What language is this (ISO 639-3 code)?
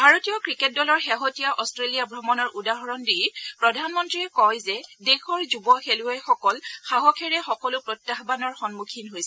asm